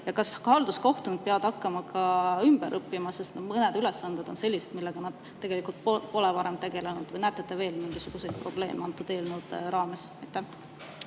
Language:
Estonian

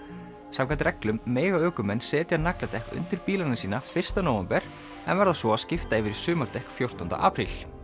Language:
Icelandic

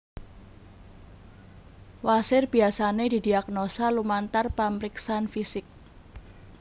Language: Javanese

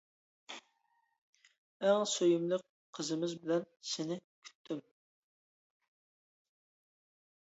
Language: Uyghur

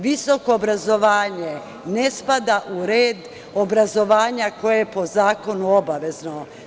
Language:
Serbian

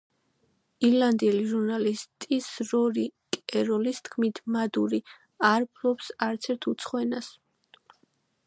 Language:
Georgian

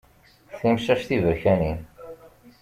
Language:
Kabyle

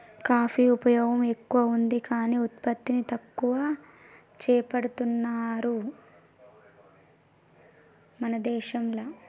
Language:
Telugu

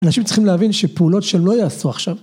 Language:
Hebrew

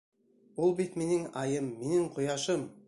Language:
Bashkir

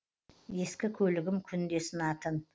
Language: Kazakh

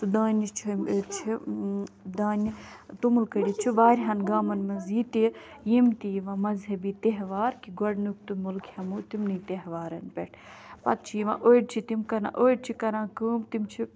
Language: Kashmiri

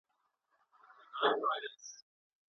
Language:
Pashto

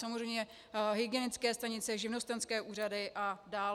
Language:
Czech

